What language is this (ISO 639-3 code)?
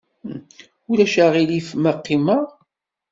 kab